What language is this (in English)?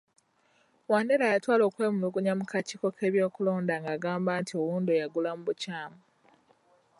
Ganda